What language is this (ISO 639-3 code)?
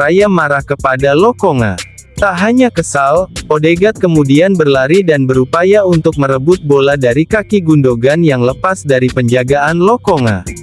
ind